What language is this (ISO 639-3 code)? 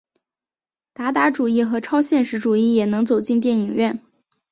zho